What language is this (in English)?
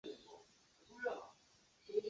Chinese